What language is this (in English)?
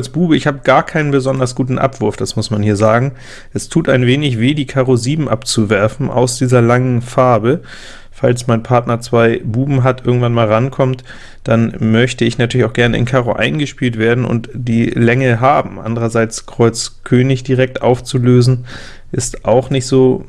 German